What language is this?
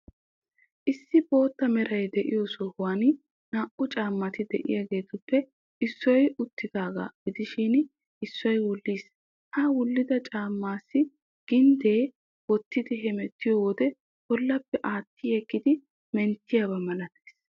Wolaytta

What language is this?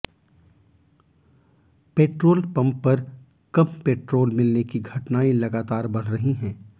Hindi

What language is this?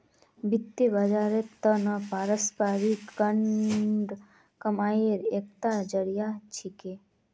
Magahi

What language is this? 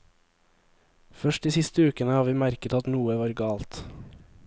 Norwegian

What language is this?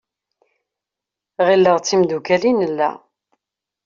Kabyle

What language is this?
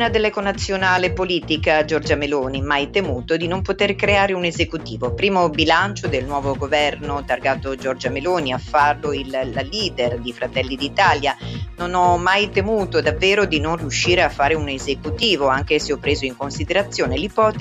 Italian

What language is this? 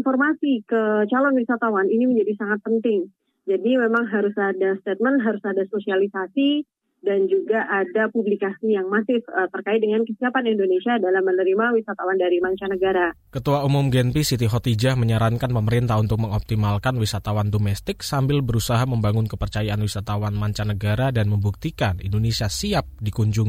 Indonesian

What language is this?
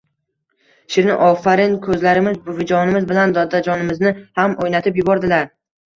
Uzbek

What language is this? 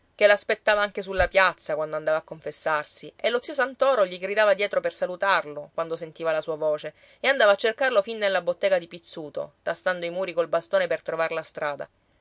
Italian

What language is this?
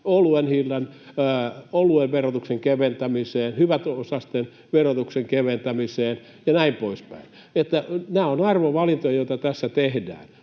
Finnish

